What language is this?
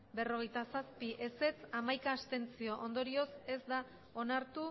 Basque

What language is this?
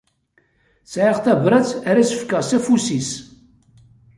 Kabyle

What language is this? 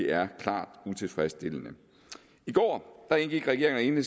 Danish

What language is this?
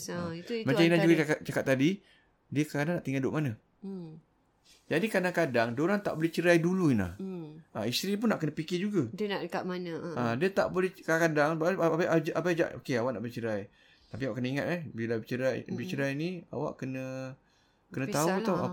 Malay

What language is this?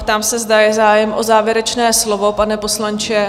Czech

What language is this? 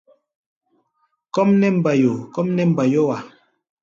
Gbaya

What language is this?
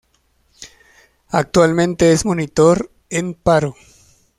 Spanish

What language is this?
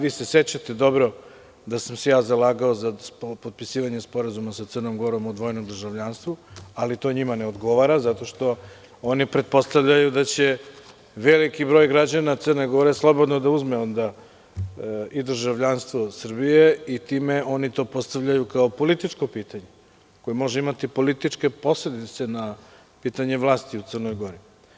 Serbian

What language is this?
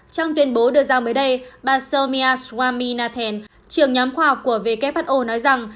Vietnamese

